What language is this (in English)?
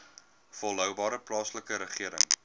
Afrikaans